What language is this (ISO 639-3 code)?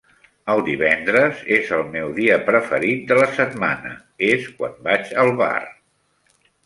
cat